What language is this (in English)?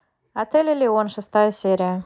Russian